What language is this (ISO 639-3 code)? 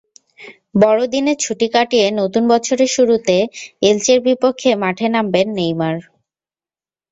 ben